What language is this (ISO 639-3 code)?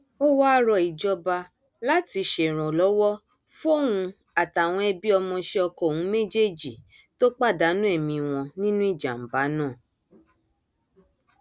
yor